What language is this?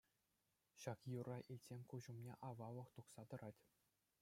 Chuvash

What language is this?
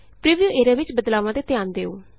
Punjabi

